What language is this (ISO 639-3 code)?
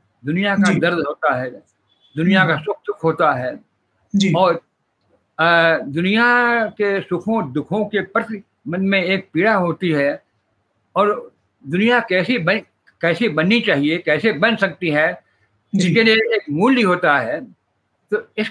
hin